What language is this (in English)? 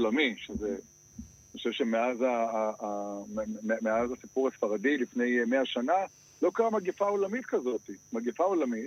Hebrew